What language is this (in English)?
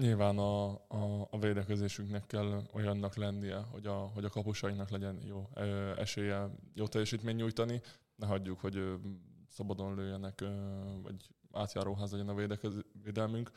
Hungarian